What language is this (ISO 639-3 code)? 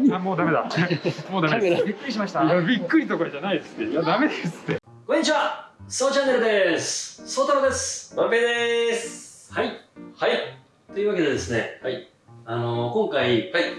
jpn